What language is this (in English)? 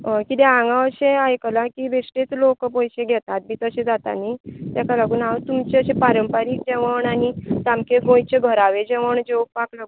Konkani